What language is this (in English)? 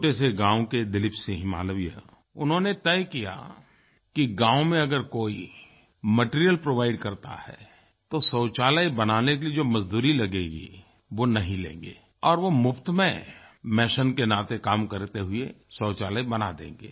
Hindi